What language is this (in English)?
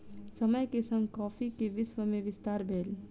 Maithili